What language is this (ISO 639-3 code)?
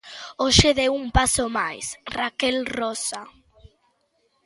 glg